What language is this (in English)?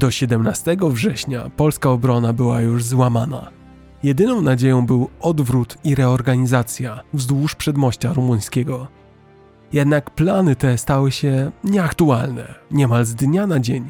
Polish